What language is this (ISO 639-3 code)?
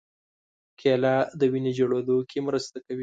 pus